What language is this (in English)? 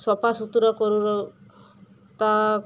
Odia